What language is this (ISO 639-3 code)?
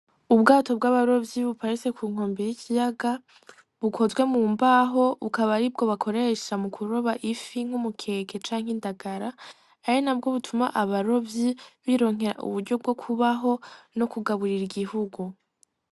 run